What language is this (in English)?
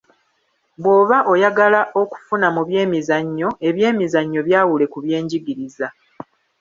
Ganda